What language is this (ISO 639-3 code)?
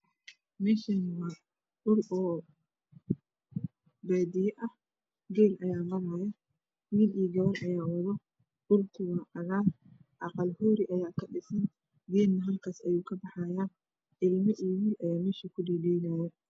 som